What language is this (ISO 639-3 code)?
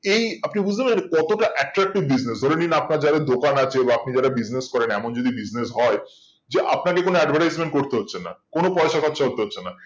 ben